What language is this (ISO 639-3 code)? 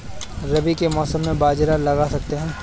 hin